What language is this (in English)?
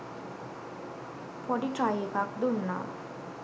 Sinhala